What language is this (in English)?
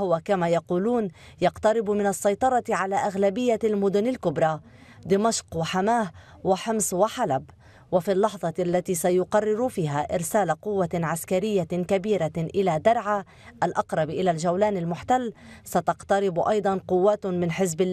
Arabic